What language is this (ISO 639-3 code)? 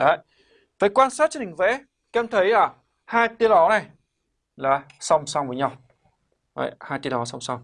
vie